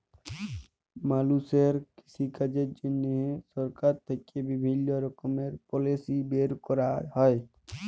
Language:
Bangla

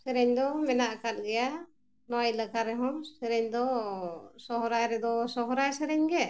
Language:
Santali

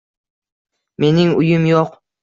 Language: Uzbek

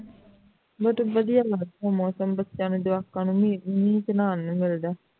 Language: Punjabi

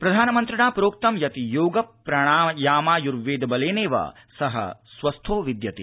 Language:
Sanskrit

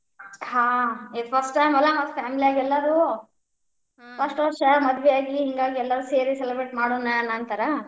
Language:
Kannada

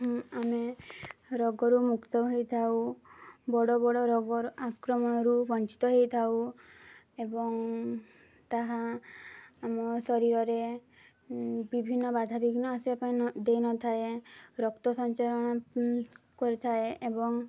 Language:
Odia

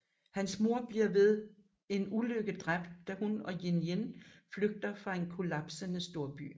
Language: Danish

